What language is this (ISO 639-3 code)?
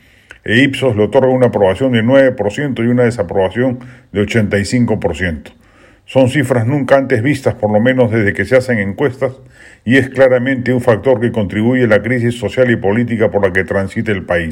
spa